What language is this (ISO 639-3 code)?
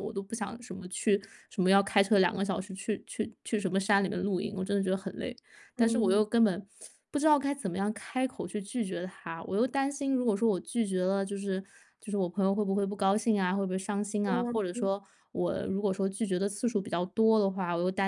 zho